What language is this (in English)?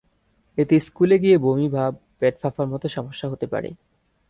Bangla